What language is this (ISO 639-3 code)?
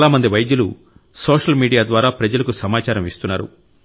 tel